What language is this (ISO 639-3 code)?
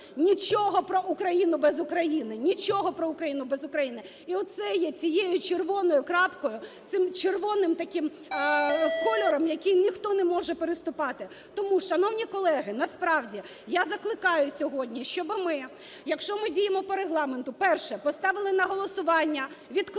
ukr